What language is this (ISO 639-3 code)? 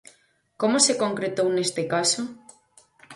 glg